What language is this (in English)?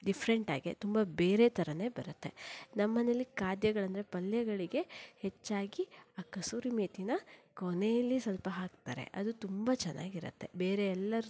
Kannada